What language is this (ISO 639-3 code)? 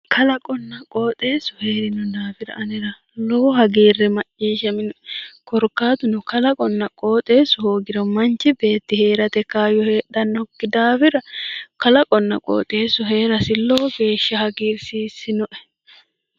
sid